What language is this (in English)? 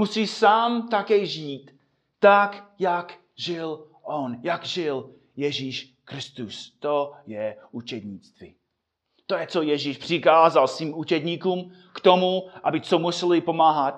Czech